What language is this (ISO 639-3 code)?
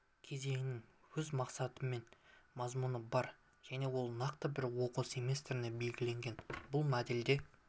kaz